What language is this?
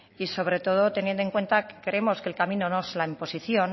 Spanish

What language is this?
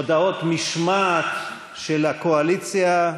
Hebrew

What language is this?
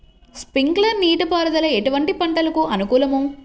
Telugu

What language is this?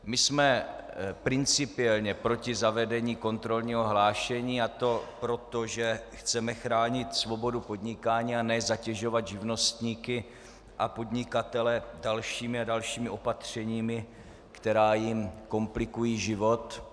Czech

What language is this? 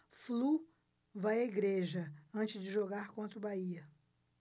Portuguese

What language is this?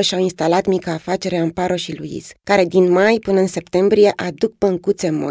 Romanian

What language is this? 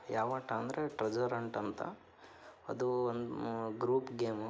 Kannada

